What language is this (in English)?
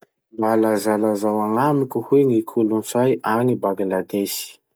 Masikoro Malagasy